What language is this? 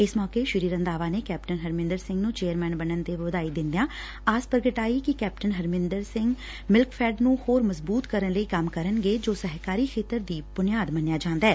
Punjabi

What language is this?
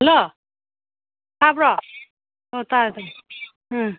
Manipuri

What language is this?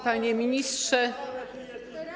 Polish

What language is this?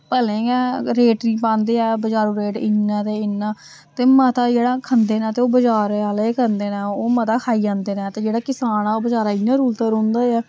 Dogri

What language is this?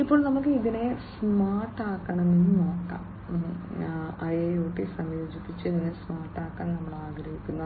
Malayalam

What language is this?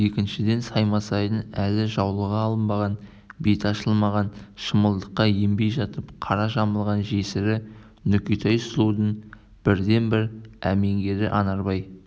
Kazakh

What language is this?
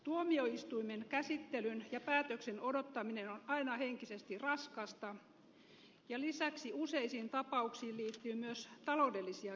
Finnish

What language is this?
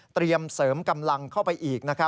Thai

